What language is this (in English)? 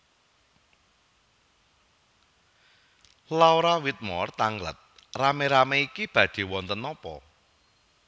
Javanese